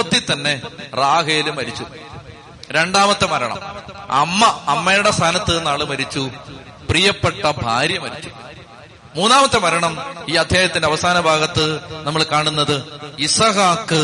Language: Malayalam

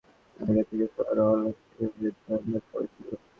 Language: Bangla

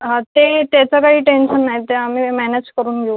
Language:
Marathi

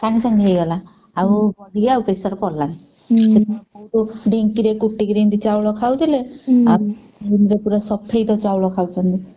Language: Odia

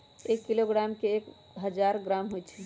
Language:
Magahi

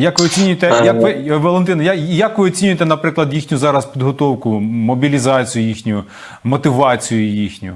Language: Ukrainian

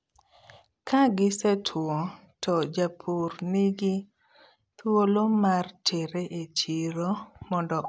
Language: Luo (Kenya and Tanzania)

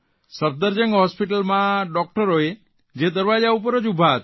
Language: Gujarati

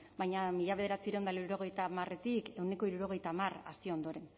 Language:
Basque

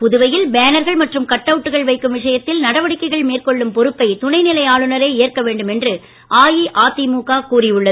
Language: Tamil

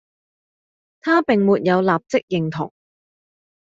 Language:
Cantonese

